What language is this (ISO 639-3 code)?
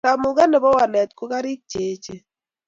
kln